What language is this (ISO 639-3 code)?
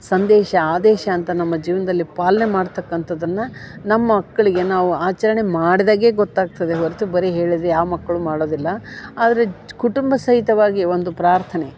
kan